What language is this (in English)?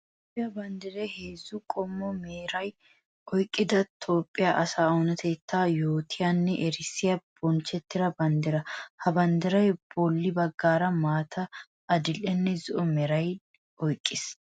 Wolaytta